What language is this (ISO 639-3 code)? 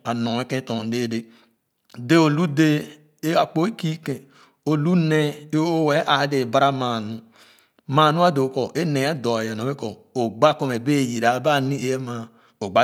ogo